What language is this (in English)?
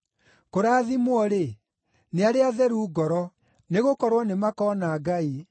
Kikuyu